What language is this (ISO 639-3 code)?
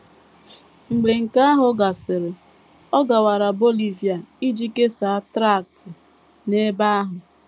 ibo